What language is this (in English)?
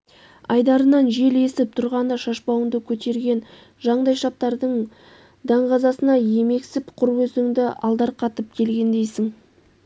Kazakh